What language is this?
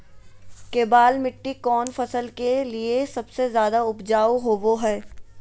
Magahi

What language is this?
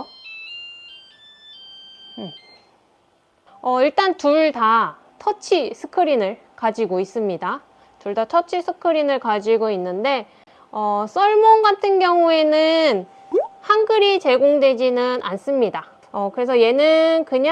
Korean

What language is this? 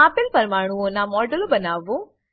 Gujarati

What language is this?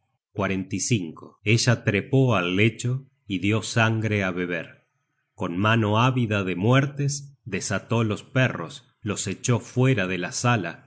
Spanish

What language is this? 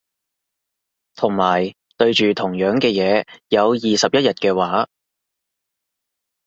Cantonese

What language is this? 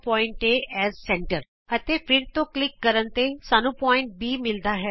Punjabi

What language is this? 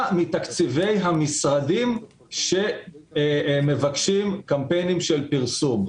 Hebrew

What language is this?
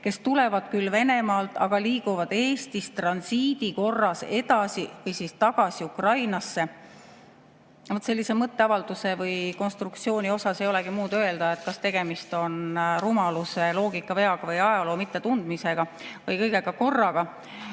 Estonian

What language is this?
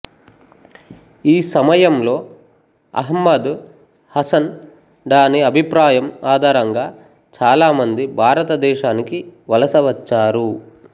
Telugu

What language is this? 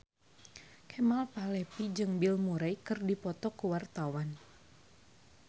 Sundanese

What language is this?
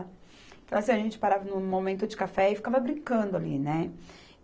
Portuguese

